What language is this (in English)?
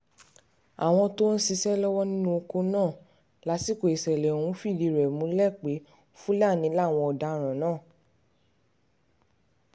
Yoruba